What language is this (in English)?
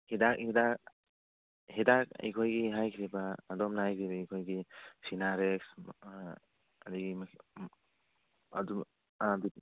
Manipuri